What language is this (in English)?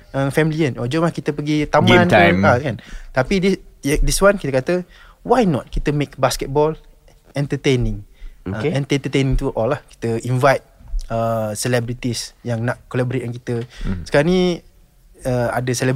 Malay